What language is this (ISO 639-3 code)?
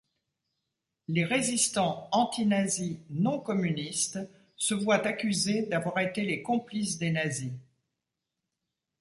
fra